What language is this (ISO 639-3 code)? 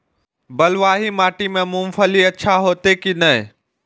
mai